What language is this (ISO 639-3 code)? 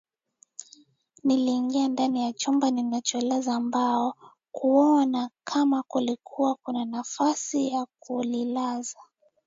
swa